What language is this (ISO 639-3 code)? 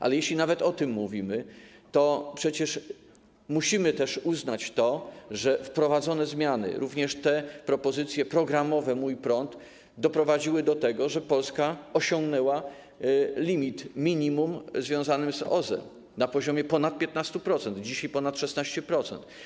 pol